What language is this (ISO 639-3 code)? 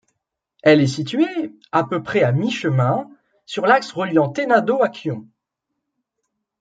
fra